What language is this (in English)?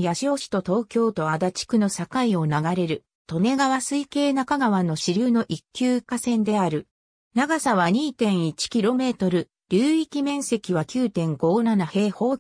Japanese